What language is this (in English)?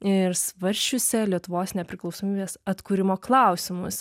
Lithuanian